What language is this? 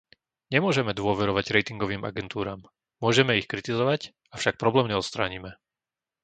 Slovak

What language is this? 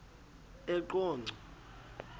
Xhosa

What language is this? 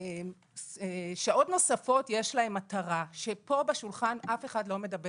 Hebrew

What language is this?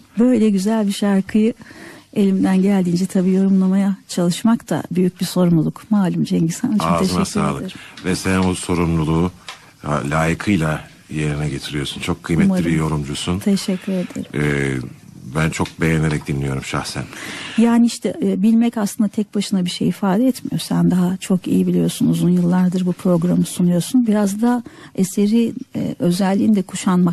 Turkish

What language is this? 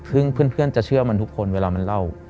Thai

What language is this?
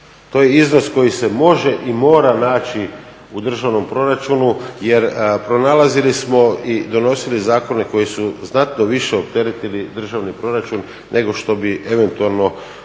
Croatian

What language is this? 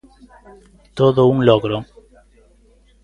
Galician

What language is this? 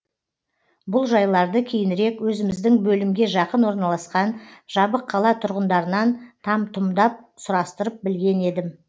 Kazakh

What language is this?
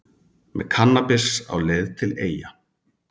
Icelandic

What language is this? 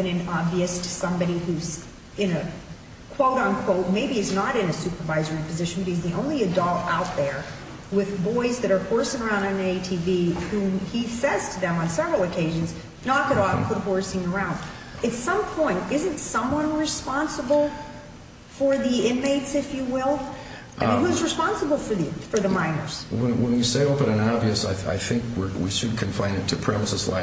English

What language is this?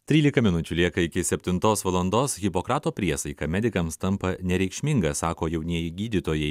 Lithuanian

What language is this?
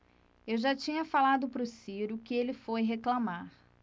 Portuguese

